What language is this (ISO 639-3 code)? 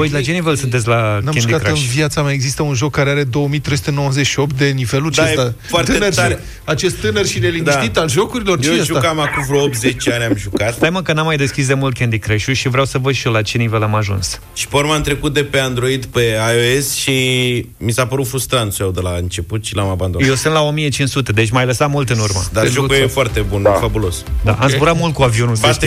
ron